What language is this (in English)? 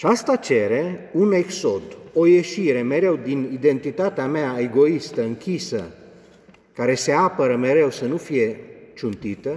Romanian